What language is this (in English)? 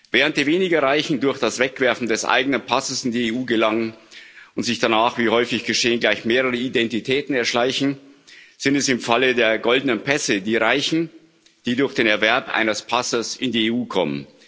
German